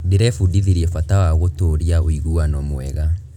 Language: Kikuyu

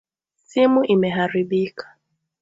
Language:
Swahili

